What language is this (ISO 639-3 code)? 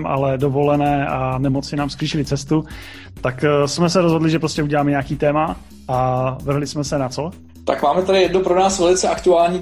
ces